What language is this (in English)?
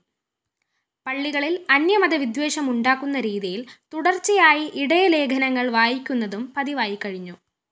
Malayalam